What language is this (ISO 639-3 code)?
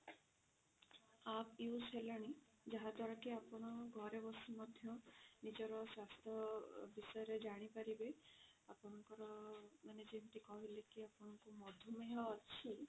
ori